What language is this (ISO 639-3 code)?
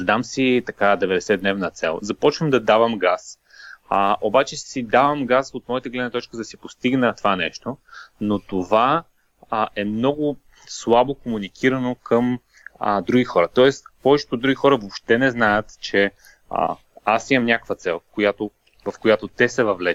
bul